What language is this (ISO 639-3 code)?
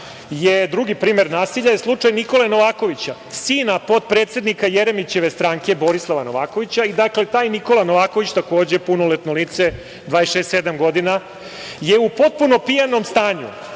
srp